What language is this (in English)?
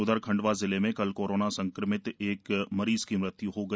Hindi